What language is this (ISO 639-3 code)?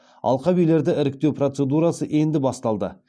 kaz